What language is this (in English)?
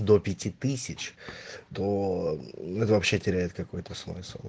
Russian